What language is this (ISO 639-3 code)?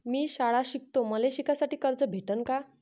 mar